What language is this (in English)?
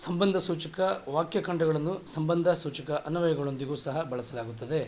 Kannada